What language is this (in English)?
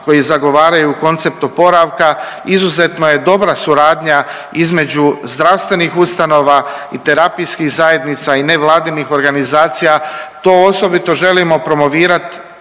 Croatian